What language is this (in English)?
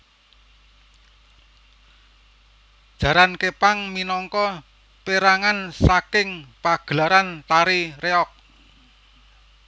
Javanese